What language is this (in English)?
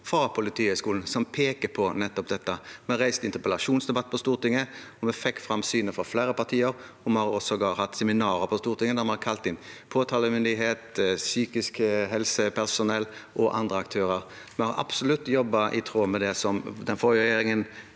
Norwegian